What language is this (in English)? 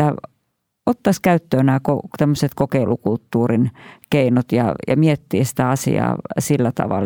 Finnish